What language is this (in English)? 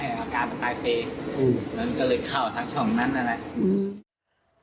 Thai